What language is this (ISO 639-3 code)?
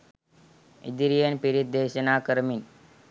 sin